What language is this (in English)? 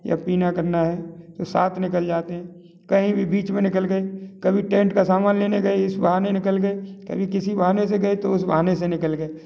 Hindi